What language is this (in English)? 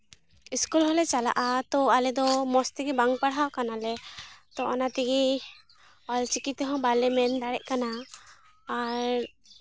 Santali